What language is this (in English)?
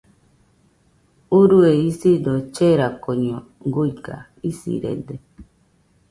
Nüpode Huitoto